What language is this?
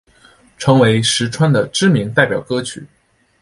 Chinese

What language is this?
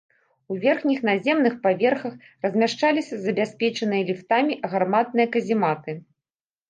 Belarusian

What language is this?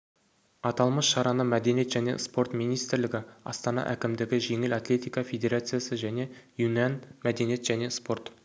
Kazakh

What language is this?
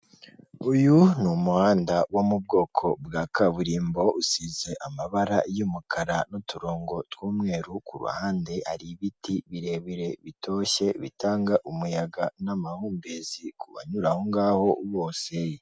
Kinyarwanda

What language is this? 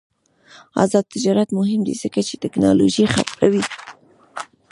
Pashto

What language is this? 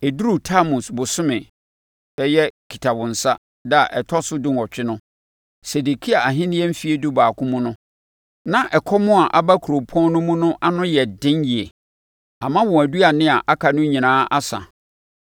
Akan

